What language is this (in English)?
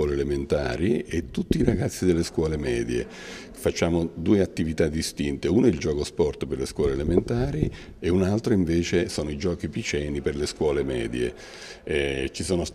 Italian